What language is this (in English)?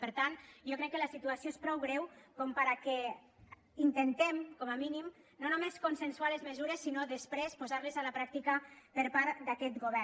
Catalan